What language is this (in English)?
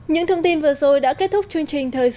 Vietnamese